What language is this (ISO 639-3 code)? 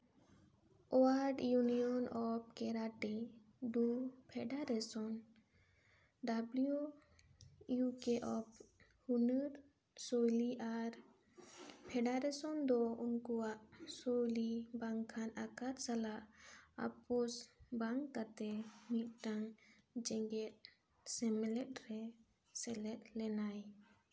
sat